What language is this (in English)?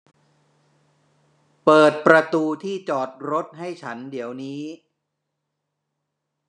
Thai